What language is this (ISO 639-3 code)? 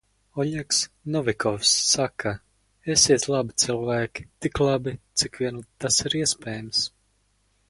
lav